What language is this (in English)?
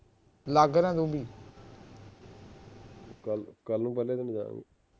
Punjabi